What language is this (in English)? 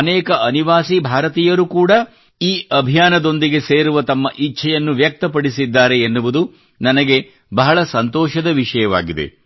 Kannada